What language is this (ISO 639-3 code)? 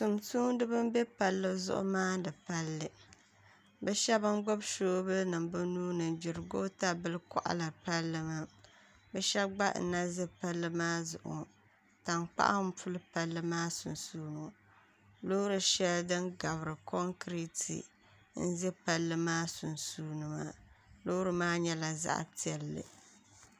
dag